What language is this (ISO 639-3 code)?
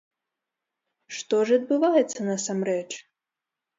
bel